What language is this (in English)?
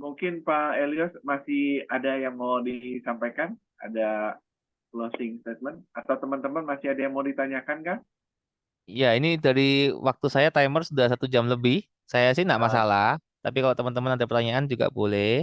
Indonesian